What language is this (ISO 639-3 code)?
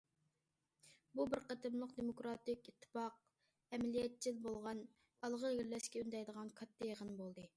uig